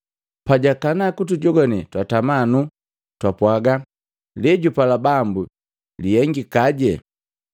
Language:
Matengo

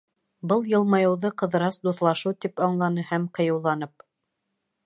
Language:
Bashkir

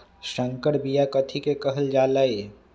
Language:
Magahi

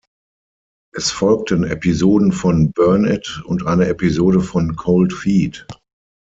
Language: German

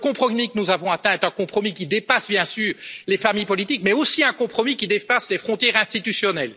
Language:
French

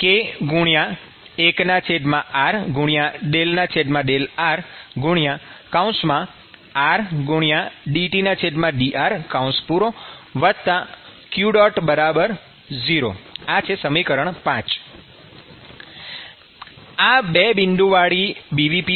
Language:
Gujarati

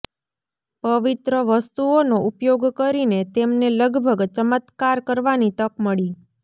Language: Gujarati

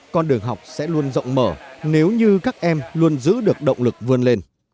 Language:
Vietnamese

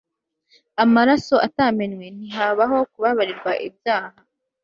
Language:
Kinyarwanda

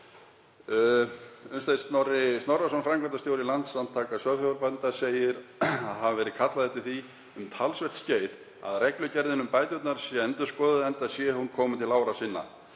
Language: Icelandic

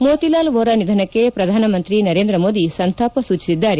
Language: Kannada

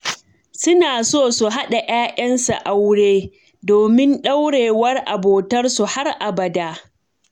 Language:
Hausa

